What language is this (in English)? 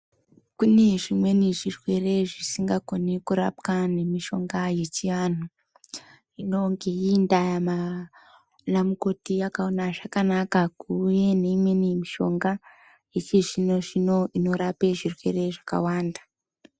Ndau